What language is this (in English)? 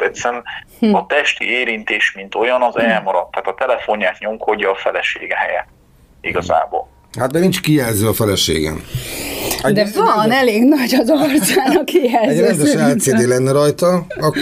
Hungarian